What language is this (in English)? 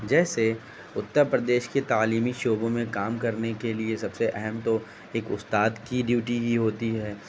Urdu